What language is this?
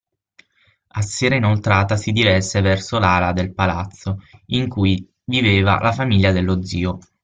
Italian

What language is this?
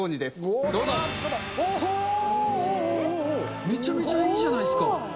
Japanese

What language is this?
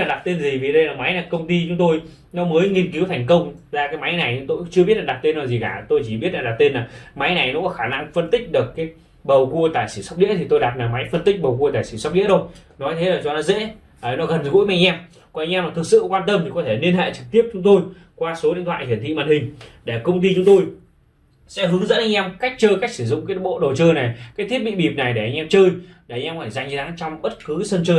Vietnamese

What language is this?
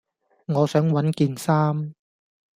Cantonese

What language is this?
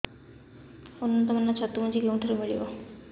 Odia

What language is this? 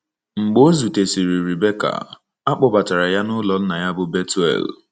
Igbo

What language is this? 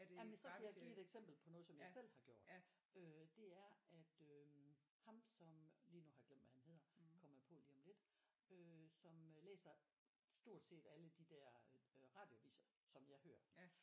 Danish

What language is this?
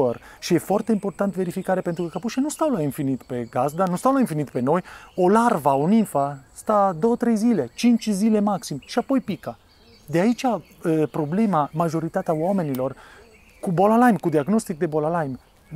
Romanian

